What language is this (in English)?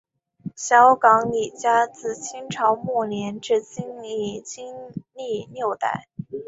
Chinese